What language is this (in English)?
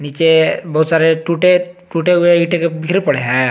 Hindi